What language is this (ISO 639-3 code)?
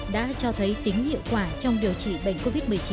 vie